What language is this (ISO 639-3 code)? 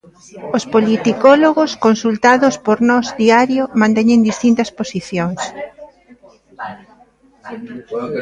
glg